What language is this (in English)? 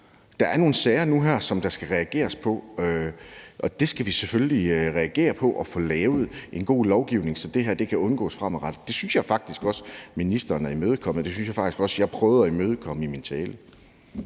Danish